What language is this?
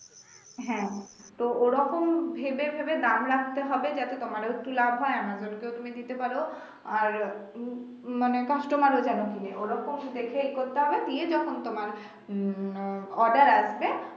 Bangla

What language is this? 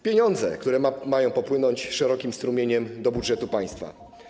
Polish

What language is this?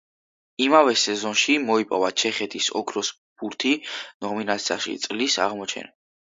Georgian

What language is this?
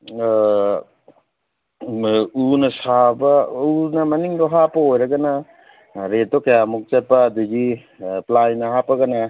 Manipuri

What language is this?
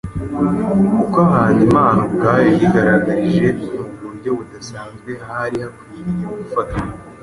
Kinyarwanda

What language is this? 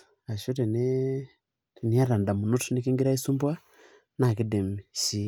Masai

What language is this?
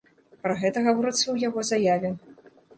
Belarusian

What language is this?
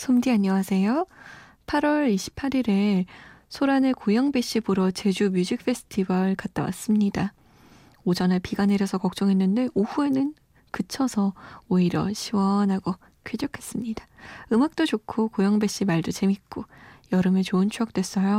Korean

